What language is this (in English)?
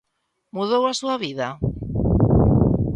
Galician